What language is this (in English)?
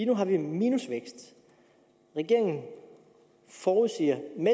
Danish